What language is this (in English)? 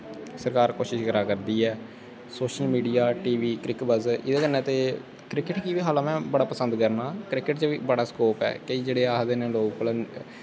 Dogri